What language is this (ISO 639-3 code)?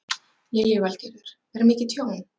isl